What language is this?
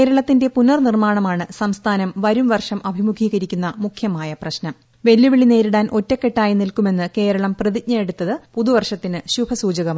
Malayalam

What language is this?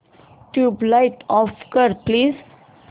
Marathi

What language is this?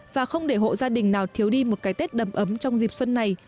Vietnamese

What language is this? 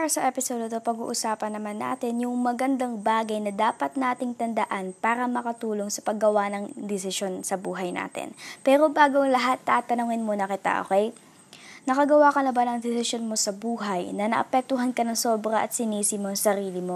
Filipino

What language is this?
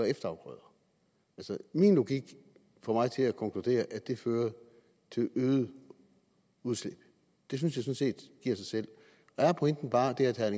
Danish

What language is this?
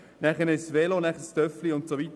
Swiss German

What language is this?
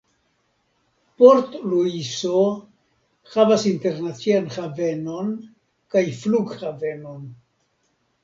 Esperanto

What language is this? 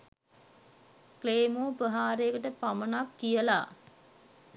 Sinhala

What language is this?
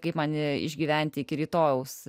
Lithuanian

